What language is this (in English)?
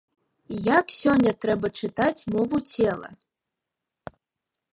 Belarusian